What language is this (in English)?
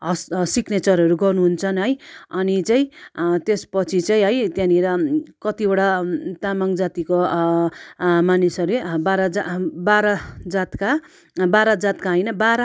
Nepali